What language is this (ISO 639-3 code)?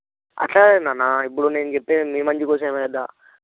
tel